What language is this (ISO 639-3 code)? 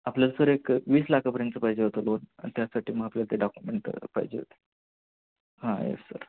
mar